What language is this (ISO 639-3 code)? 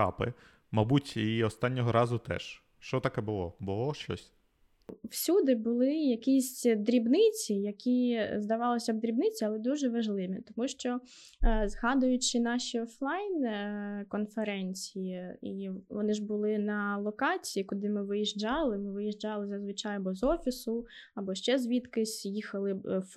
ukr